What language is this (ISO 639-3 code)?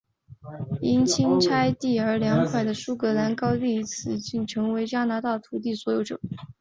zho